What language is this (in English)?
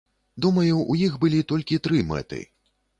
Belarusian